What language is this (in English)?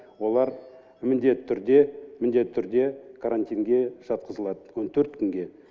Kazakh